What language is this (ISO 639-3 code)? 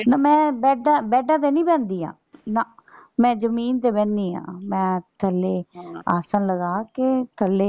pan